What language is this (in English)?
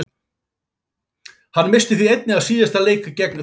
Icelandic